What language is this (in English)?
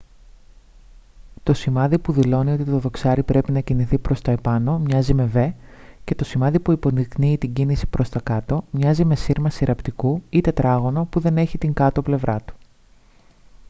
Greek